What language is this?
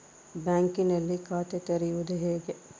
Kannada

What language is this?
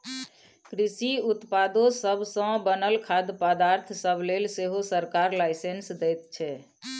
Maithili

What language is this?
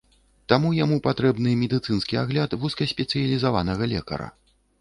Belarusian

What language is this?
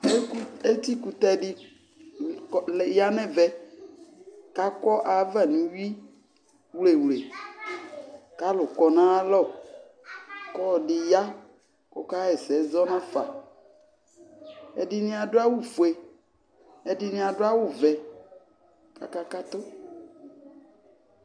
Ikposo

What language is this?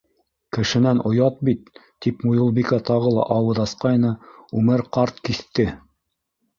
Bashkir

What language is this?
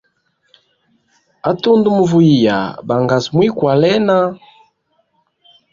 Hemba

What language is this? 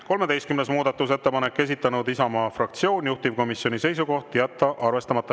Estonian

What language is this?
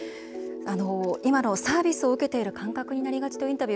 Japanese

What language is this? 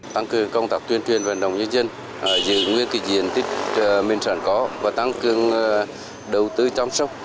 Vietnamese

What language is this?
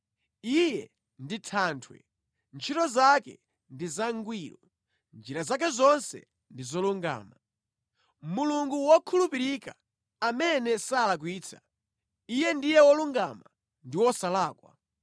Nyanja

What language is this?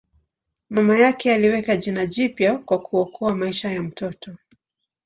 Swahili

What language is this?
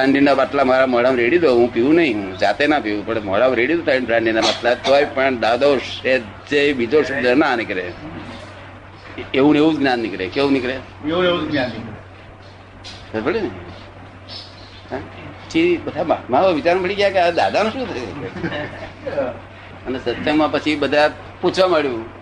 Gujarati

